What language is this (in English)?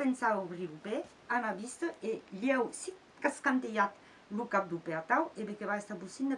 French